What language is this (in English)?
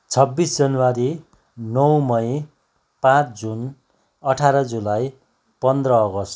Nepali